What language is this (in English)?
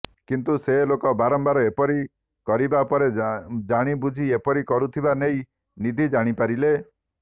Odia